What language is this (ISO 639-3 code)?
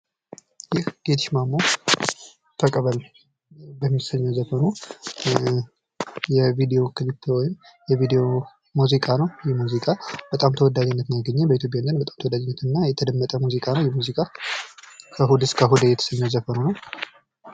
amh